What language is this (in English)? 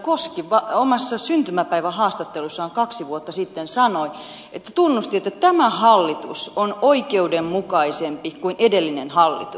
Finnish